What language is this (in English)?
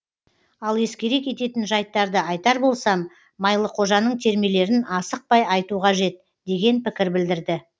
Kazakh